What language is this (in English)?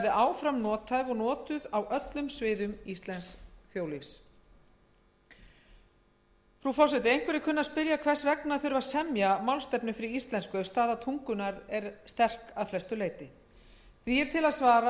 Icelandic